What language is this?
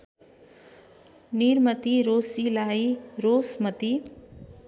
Nepali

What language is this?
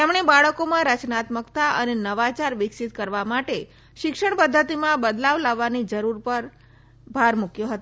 Gujarati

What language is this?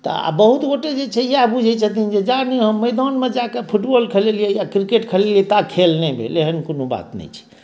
Maithili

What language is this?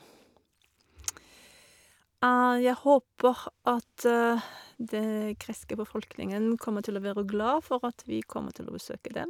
Norwegian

